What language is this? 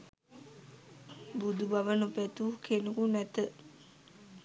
Sinhala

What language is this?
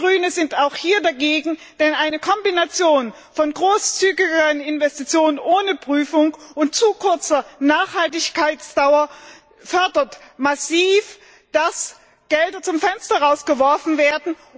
German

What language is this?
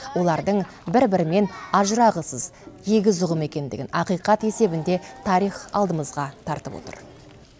Kazakh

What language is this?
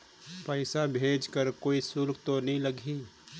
Chhattisgarhi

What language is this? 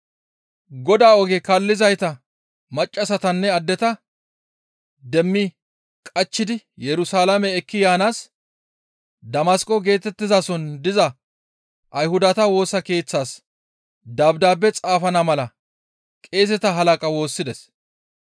Gamo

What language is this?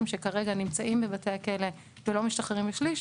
Hebrew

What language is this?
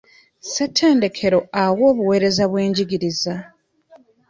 Ganda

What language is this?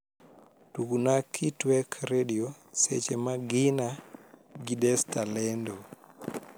Luo (Kenya and Tanzania)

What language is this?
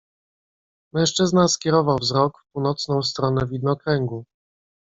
Polish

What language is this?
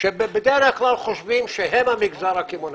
Hebrew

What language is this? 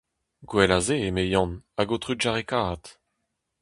Breton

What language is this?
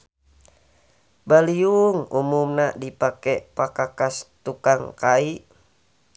Sundanese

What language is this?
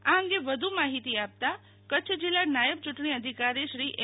Gujarati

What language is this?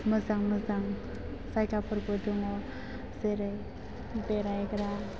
Bodo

